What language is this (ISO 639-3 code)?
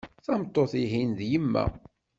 kab